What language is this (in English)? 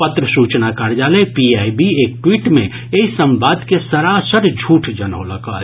Maithili